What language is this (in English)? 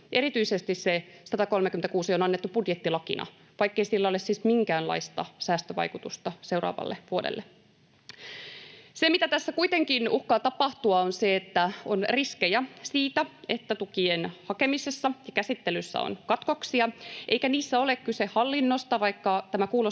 Finnish